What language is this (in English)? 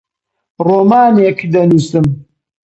Central Kurdish